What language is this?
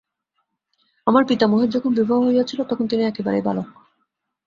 Bangla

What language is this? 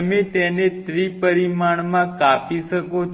Gujarati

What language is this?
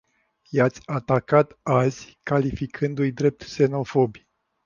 Romanian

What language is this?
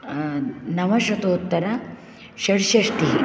Sanskrit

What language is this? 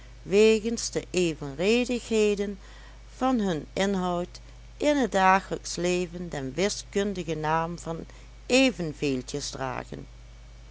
Dutch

